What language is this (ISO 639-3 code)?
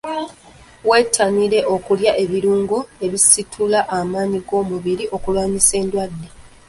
lug